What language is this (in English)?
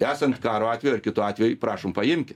Lithuanian